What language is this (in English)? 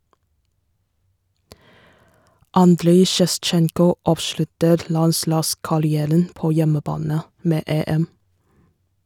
Norwegian